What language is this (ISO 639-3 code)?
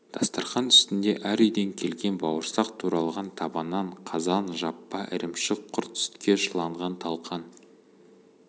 kaz